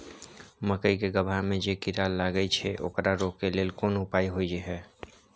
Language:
Maithili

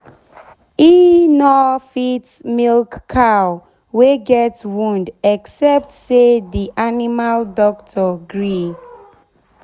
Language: Nigerian Pidgin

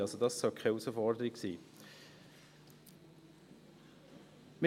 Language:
Swiss German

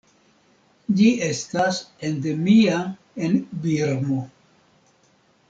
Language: Esperanto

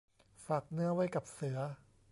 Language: Thai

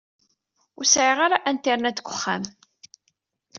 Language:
Kabyle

